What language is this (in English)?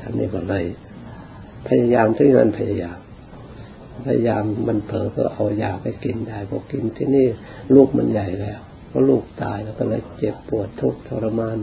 Thai